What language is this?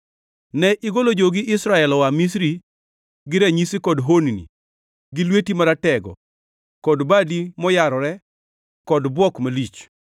Luo (Kenya and Tanzania)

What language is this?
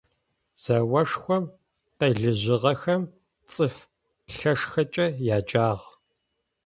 Adyghe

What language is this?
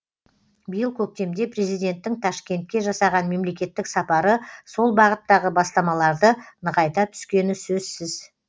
Kazakh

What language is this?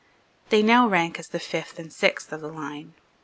English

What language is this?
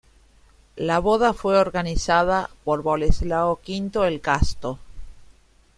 Spanish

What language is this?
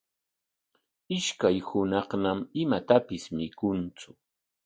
Corongo Ancash Quechua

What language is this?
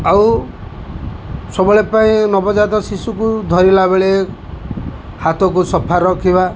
Odia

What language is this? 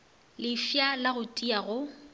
Northern Sotho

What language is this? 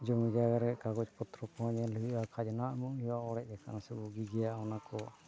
Santali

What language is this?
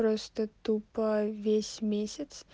Russian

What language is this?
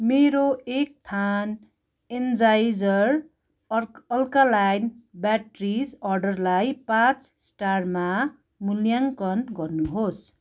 Nepali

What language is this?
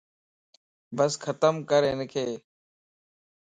Lasi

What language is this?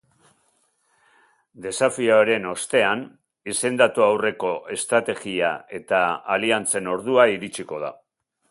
Basque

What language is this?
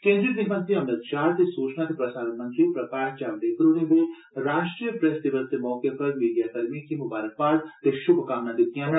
Dogri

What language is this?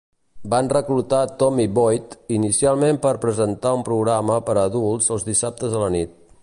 Catalan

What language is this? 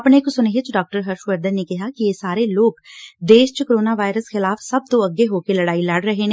Punjabi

